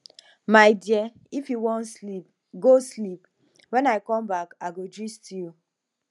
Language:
Nigerian Pidgin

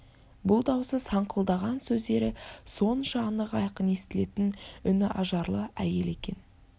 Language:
Kazakh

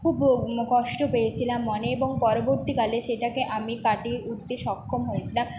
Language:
Bangla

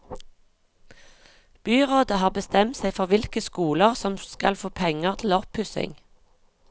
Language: Norwegian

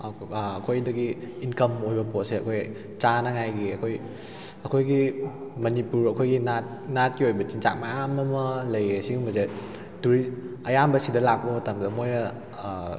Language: Manipuri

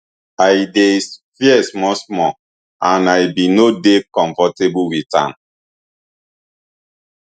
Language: Nigerian Pidgin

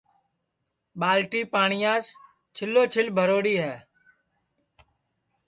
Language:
Sansi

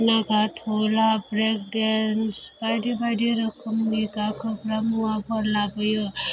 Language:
Bodo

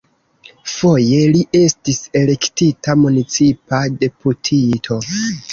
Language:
Esperanto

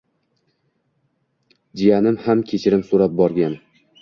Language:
Uzbek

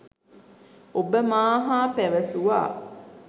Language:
Sinhala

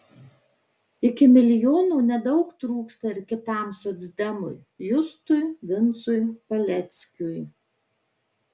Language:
Lithuanian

